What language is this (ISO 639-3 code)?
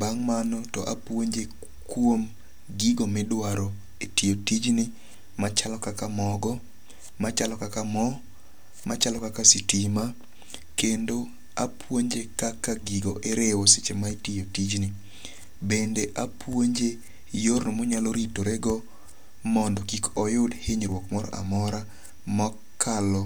luo